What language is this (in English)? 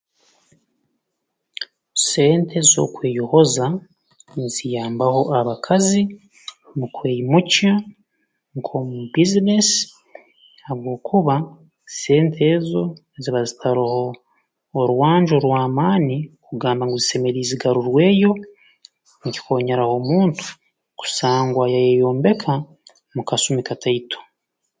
Tooro